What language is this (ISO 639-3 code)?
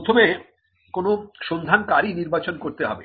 ben